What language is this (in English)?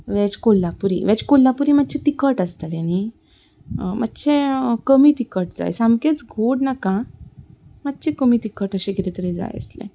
Konkani